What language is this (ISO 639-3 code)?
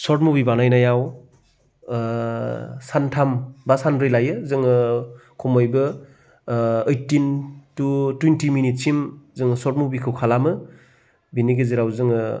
brx